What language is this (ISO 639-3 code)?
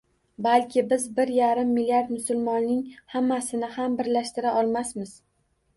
uzb